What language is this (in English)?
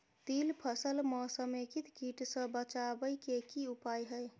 Maithili